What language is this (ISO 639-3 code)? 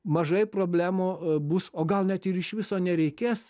lit